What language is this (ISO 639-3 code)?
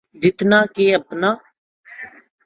urd